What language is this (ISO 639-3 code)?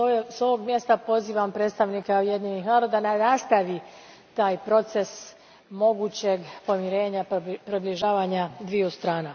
hrv